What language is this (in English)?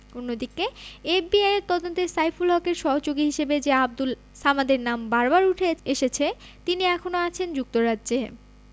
Bangla